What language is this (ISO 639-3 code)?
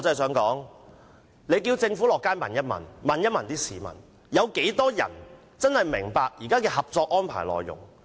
yue